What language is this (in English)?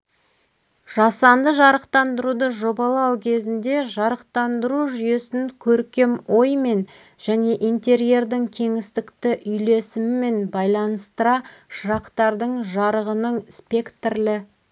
Kazakh